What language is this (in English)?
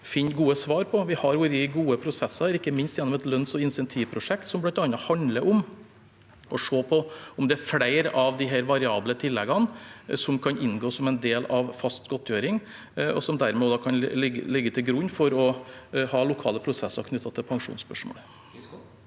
Norwegian